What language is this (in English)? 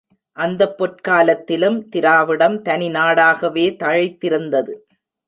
Tamil